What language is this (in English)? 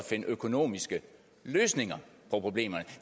Danish